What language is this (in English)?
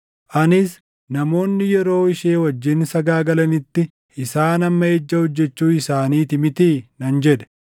Oromo